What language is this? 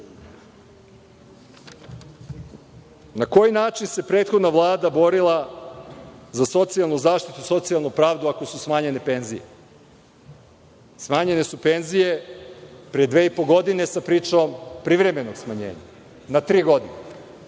Serbian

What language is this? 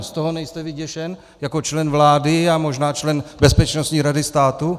Czech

